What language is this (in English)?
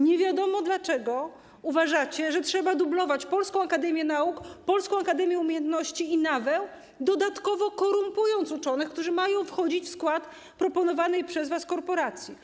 Polish